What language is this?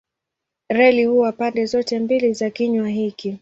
Swahili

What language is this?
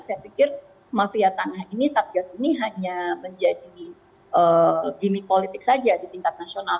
Indonesian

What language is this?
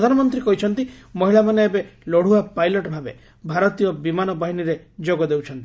Odia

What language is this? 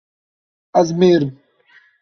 Kurdish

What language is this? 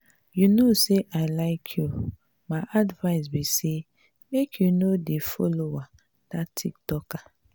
Nigerian Pidgin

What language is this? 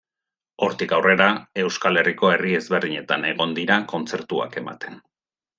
Basque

